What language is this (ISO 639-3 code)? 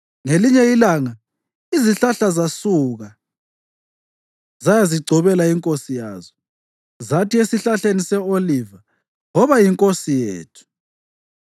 nde